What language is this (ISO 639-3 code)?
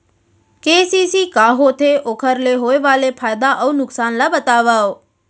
hne